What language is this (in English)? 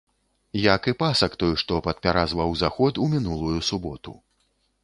Belarusian